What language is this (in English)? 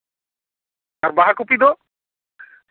Santali